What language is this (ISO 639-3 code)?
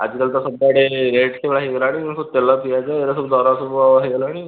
ori